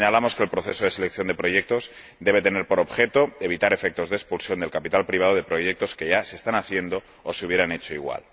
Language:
Spanish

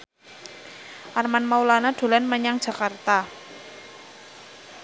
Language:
Javanese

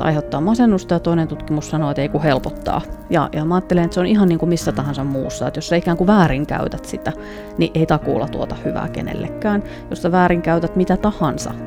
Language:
Finnish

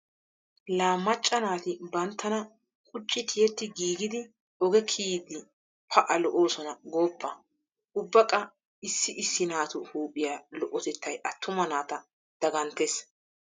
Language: Wolaytta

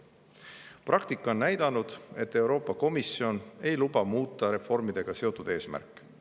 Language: Estonian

